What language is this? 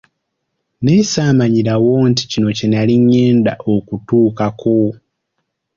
Ganda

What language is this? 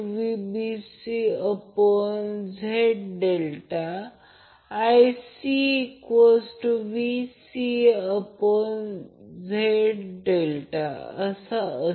Marathi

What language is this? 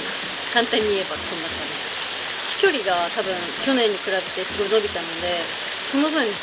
Japanese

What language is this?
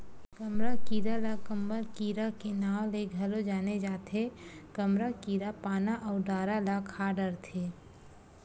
Chhattisgarhi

